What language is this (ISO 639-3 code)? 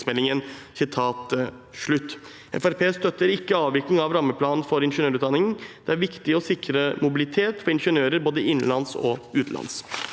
nor